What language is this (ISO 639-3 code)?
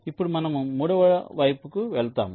tel